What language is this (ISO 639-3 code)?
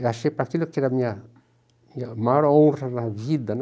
por